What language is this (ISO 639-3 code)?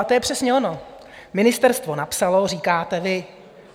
ces